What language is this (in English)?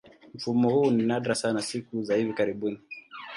Swahili